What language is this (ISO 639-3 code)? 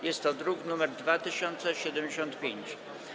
pol